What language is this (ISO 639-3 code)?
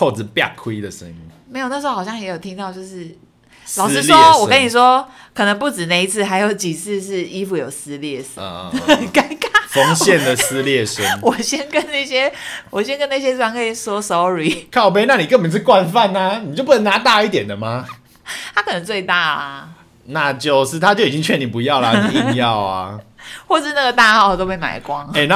zho